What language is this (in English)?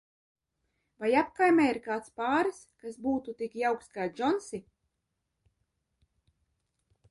Latvian